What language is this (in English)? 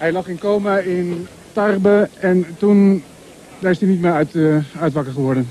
Dutch